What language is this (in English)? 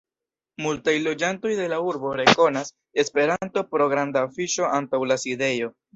Esperanto